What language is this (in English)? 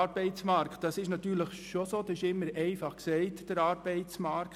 Swiss German